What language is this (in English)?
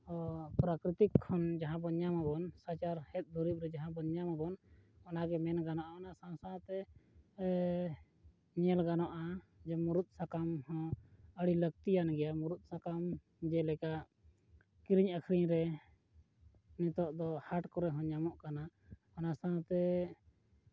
Santali